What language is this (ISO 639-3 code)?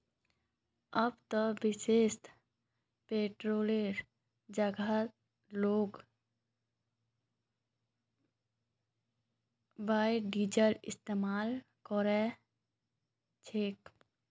mag